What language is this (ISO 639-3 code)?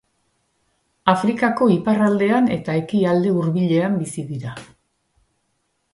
eus